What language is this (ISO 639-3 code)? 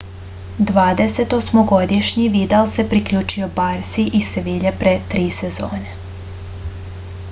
srp